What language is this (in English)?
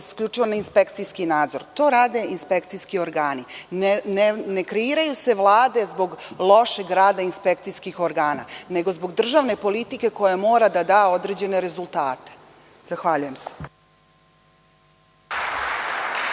Serbian